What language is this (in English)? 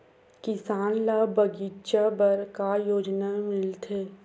Chhattisgarhi